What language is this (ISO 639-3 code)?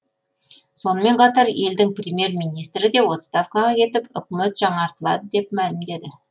kaz